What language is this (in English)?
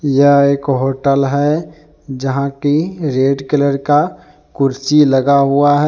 Hindi